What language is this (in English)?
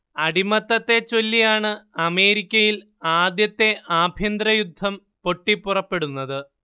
Malayalam